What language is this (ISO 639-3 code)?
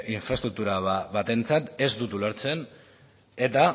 eus